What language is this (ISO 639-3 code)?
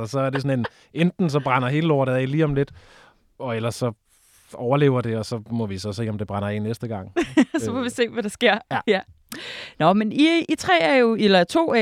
dan